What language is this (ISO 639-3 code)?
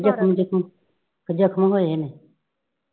pan